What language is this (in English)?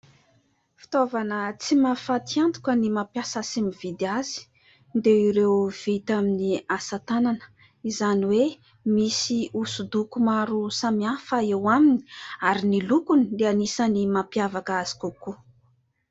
Malagasy